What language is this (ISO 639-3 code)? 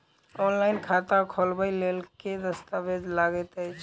mai